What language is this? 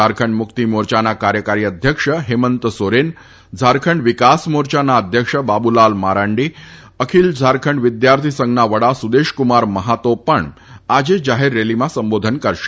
Gujarati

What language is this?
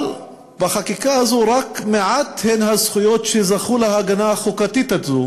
Hebrew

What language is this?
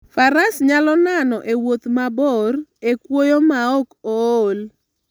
Luo (Kenya and Tanzania)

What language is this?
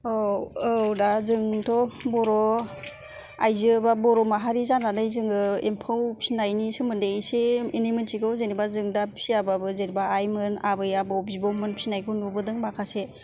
Bodo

